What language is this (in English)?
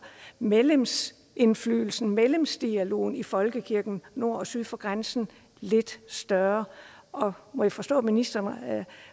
Danish